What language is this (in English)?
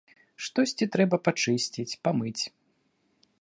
Belarusian